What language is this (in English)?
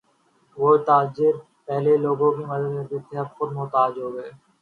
Urdu